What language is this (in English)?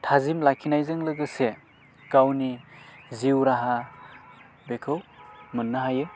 Bodo